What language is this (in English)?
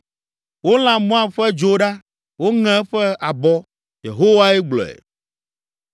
Ewe